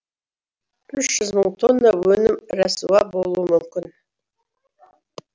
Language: Kazakh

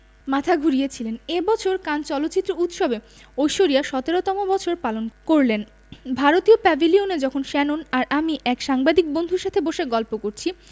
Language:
Bangla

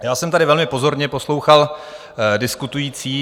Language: Czech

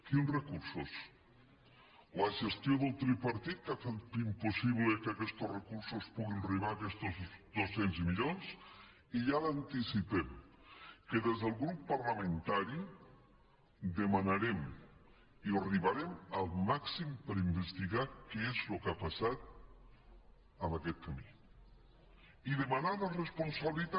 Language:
Catalan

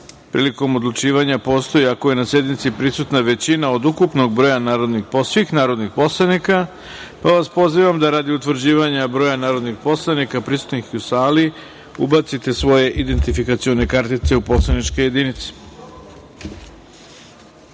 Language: Serbian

